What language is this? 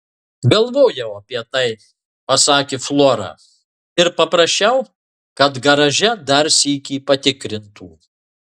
Lithuanian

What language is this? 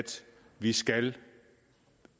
Danish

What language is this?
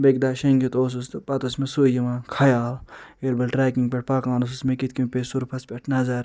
Kashmiri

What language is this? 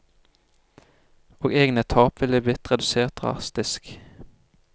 Norwegian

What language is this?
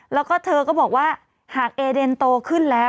Thai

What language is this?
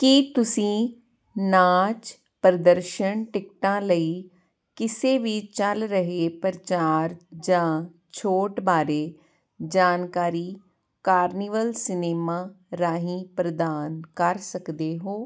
Punjabi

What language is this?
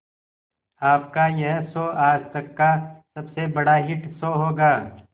Hindi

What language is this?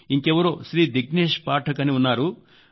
Telugu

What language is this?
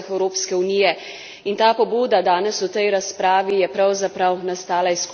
Slovenian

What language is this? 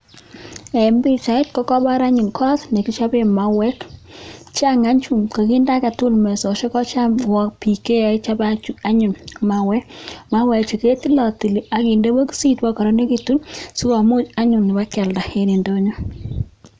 Kalenjin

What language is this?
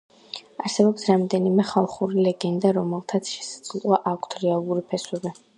Georgian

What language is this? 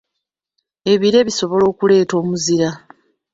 Ganda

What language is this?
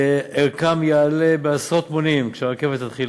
Hebrew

